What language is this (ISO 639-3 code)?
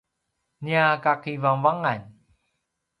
pwn